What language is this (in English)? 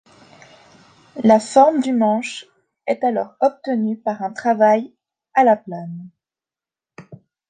French